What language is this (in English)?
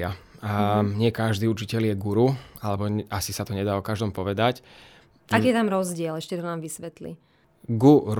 Slovak